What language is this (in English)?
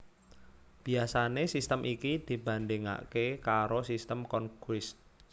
Javanese